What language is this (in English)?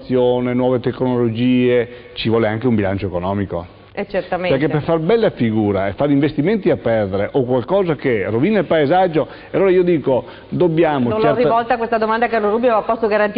Italian